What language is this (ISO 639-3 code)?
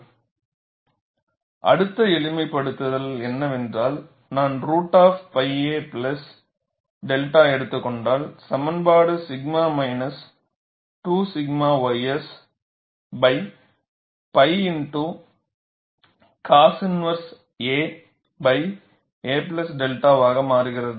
tam